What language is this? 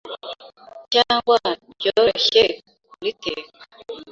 Kinyarwanda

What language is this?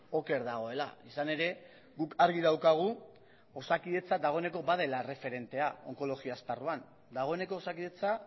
Basque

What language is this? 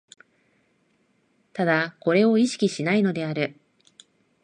Japanese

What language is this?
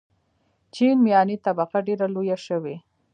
Pashto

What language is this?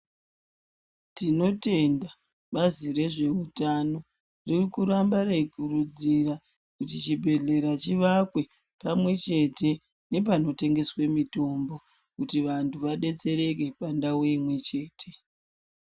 Ndau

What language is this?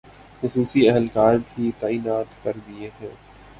Urdu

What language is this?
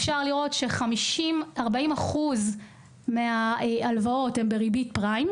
Hebrew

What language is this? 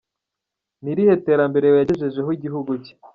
Kinyarwanda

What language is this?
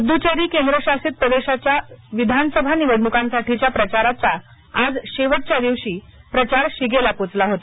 Marathi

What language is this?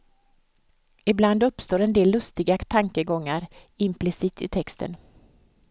Swedish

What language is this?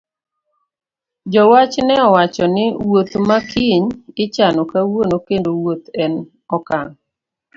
Luo (Kenya and Tanzania)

